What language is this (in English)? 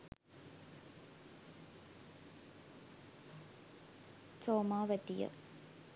Sinhala